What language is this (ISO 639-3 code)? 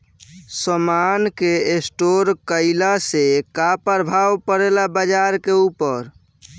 bho